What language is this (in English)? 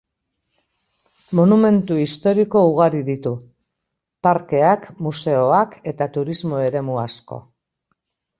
Basque